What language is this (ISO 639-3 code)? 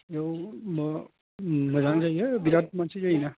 brx